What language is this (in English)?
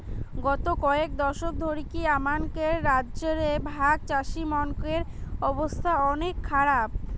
Bangla